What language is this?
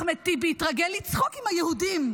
Hebrew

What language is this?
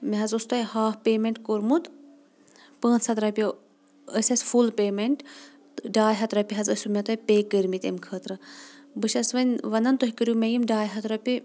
Kashmiri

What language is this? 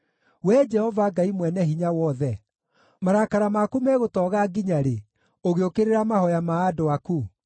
Kikuyu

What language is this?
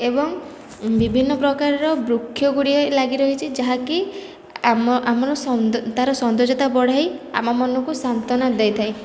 Odia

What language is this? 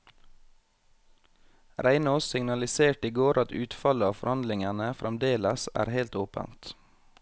Norwegian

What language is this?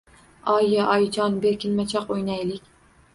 Uzbek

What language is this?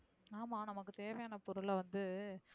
Tamil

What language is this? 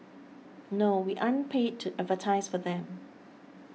English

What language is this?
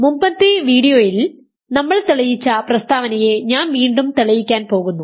Malayalam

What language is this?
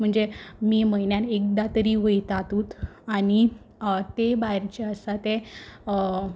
Konkani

